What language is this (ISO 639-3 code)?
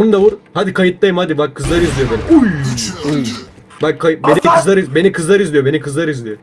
tur